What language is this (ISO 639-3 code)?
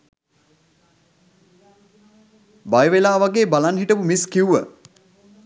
sin